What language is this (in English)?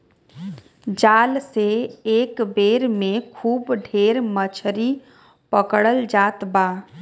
Bhojpuri